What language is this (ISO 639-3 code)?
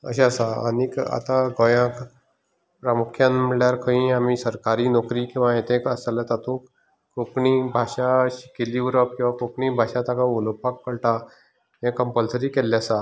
kok